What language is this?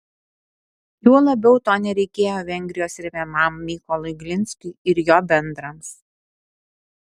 Lithuanian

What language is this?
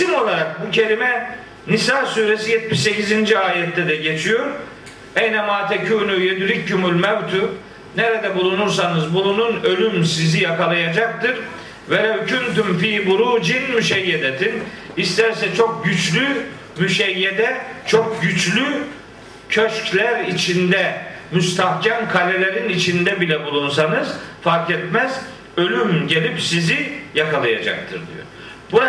Turkish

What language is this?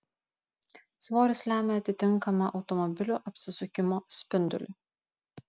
Lithuanian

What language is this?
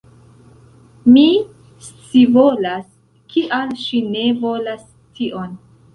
Esperanto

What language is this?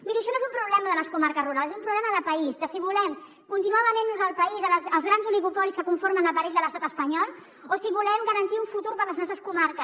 Catalan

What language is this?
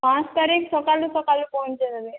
Odia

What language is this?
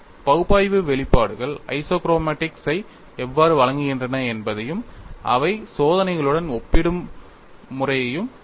Tamil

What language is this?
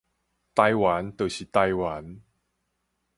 Min Nan Chinese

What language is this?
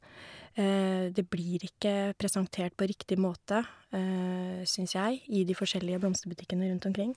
Norwegian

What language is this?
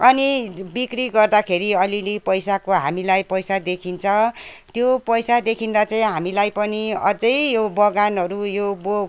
Nepali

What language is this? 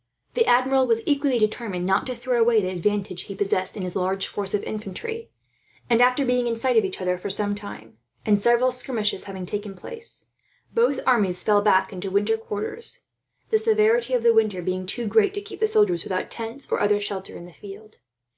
English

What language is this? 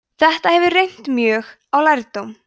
Icelandic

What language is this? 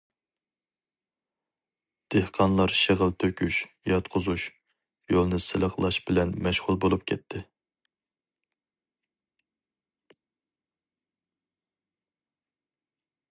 Uyghur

